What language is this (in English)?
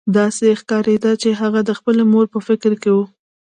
Pashto